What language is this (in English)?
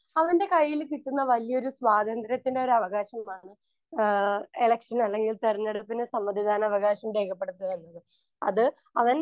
Malayalam